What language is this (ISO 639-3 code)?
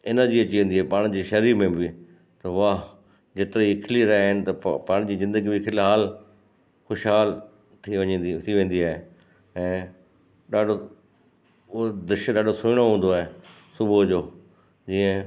snd